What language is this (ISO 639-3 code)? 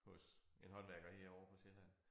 dan